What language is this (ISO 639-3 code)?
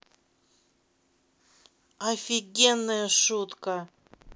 rus